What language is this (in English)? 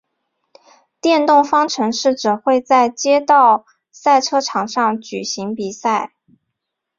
Chinese